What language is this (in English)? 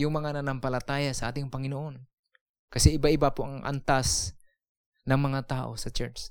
Filipino